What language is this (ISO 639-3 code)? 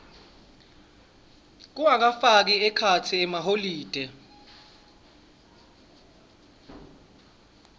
ssw